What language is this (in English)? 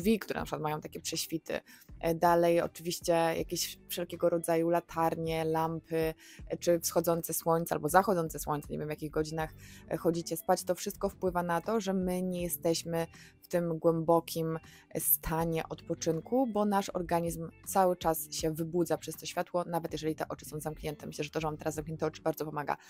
Polish